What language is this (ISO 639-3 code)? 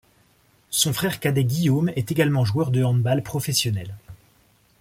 fra